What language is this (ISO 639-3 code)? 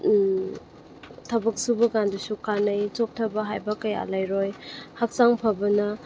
mni